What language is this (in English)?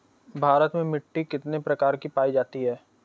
Bhojpuri